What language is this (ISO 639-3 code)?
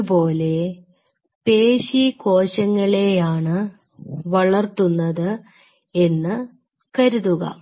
mal